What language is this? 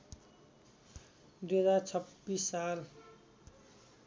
Nepali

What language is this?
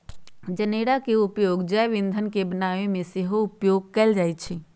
Magahi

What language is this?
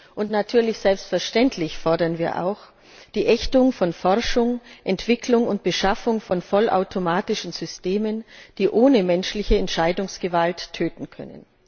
German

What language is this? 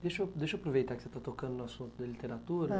Portuguese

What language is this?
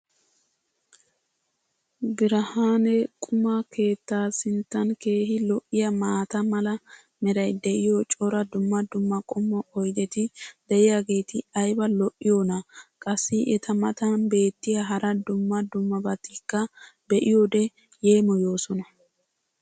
Wolaytta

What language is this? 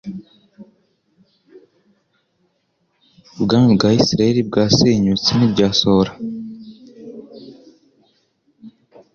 Kinyarwanda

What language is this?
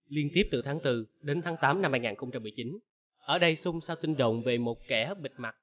Vietnamese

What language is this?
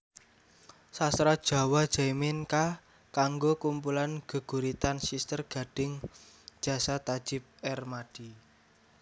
Javanese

